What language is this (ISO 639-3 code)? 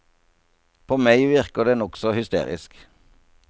nor